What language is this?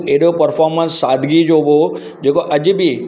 Sindhi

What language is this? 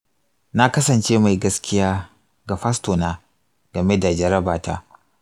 Hausa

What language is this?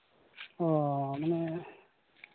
Santali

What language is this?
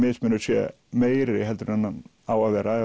Icelandic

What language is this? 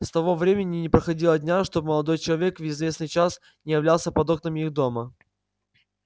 Russian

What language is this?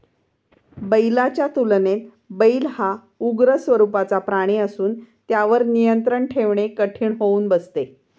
Marathi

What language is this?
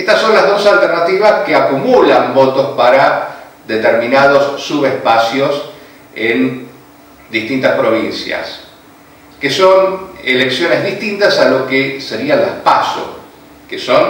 Spanish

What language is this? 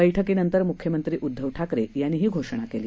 Marathi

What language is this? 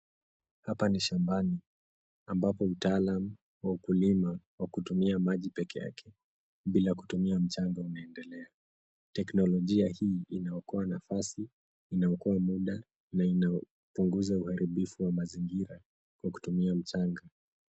Swahili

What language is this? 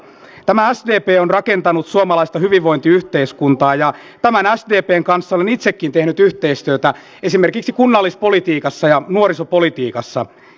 Finnish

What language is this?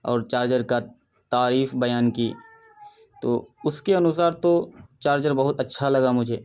Urdu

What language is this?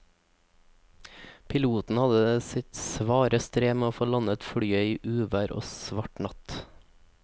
Norwegian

